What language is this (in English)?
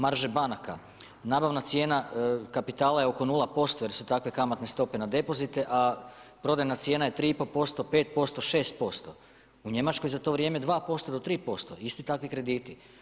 Croatian